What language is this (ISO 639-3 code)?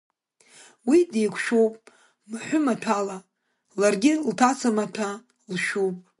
abk